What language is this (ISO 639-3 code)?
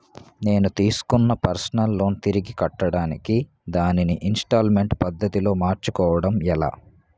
tel